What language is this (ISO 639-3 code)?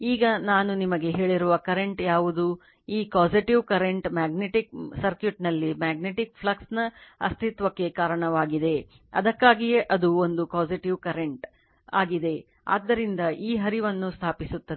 kan